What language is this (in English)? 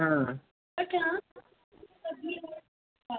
Dogri